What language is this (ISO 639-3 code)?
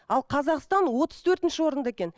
kaz